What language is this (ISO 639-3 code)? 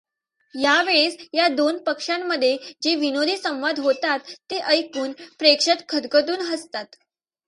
mar